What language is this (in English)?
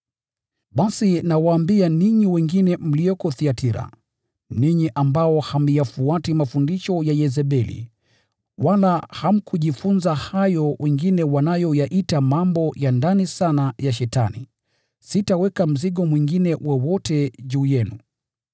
Swahili